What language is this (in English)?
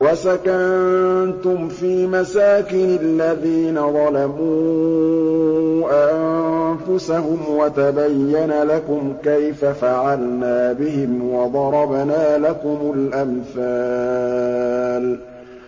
Arabic